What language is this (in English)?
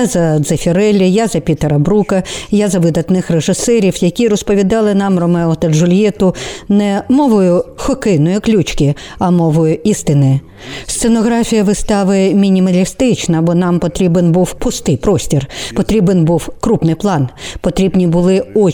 Ukrainian